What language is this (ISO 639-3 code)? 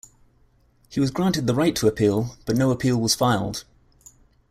eng